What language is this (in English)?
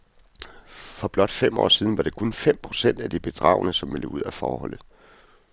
Danish